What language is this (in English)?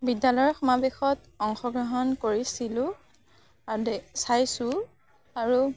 Assamese